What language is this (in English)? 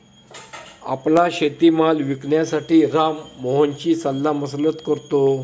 Marathi